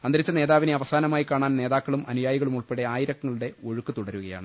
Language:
Malayalam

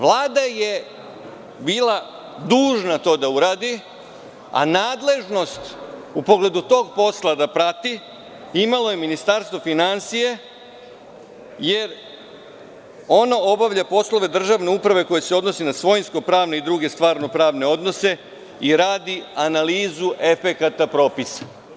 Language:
Serbian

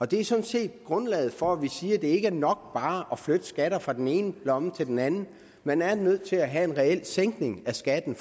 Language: Danish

